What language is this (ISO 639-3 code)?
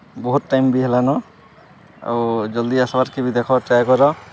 ori